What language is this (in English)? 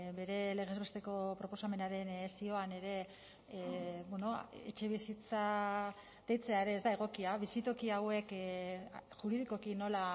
Basque